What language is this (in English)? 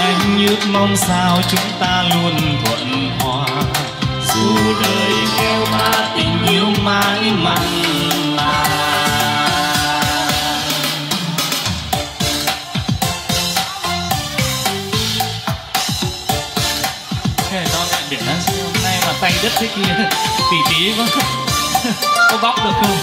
Vietnamese